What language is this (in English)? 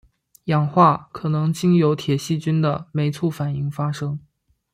Chinese